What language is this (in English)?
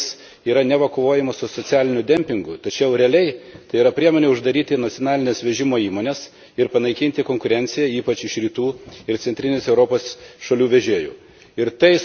Lithuanian